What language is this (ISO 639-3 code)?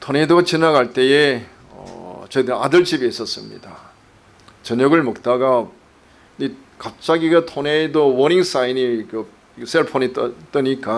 kor